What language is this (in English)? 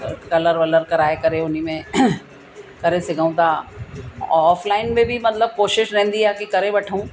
Sindhi